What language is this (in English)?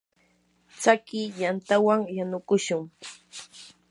Yanahuanca Pasco Quechua